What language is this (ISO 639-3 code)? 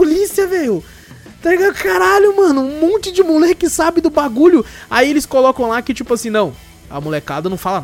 por